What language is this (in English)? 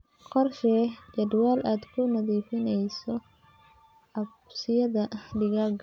Somali